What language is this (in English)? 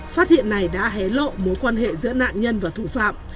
Vietnamese